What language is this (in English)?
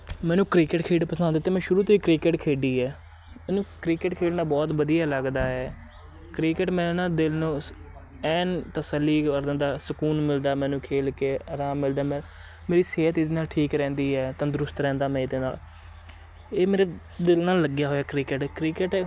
Punjabi